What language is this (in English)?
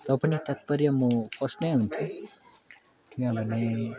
Nepali